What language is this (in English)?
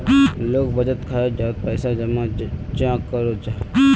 Magahi